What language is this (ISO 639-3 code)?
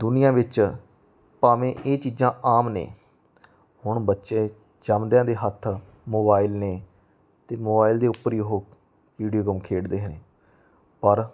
pan